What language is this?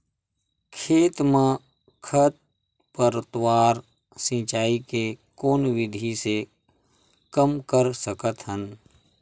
Chhattisgarhi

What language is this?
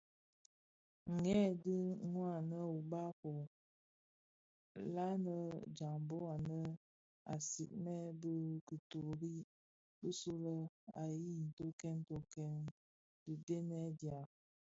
Bafia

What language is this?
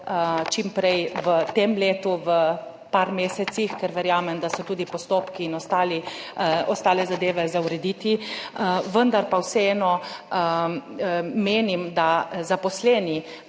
Slovenian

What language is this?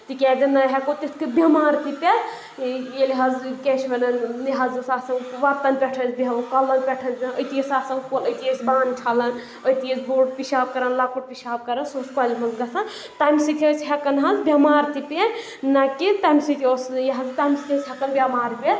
Kashmiri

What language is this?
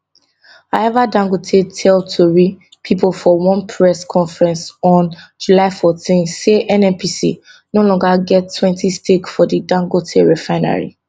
Nigerian Pidgin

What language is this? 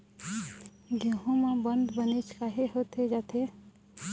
Chhattisgarhi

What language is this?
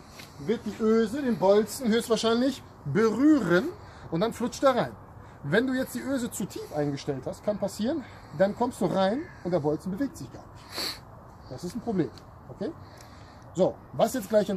German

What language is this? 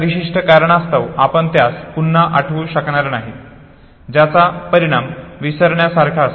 Marathi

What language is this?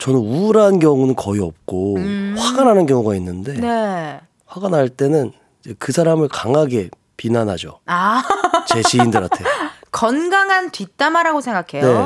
Korean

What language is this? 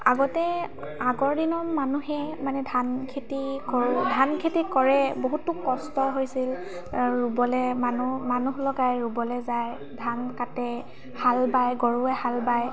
Assamese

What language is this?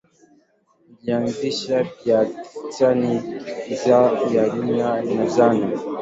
Swahili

